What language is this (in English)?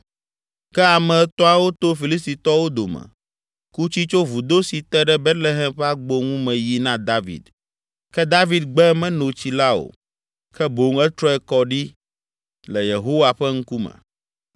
Ewe